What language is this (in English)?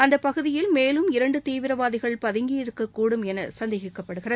Tamil